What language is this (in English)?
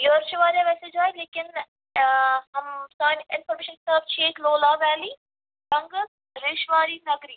Kashmiri